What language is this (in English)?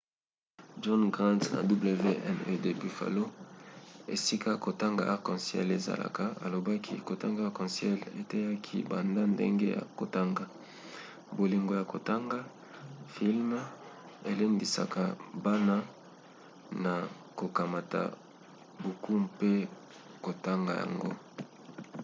Lingala